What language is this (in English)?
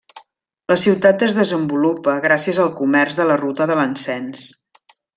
Catalan